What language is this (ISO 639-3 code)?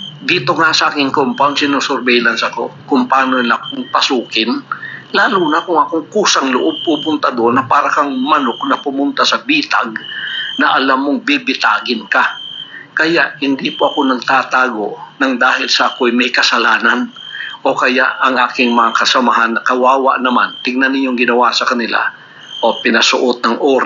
fil